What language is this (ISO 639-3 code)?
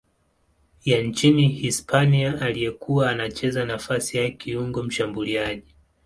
swa